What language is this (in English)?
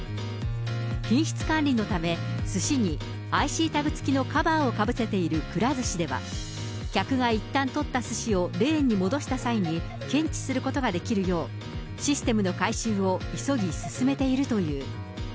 Japanese